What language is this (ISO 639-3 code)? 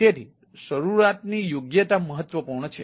guj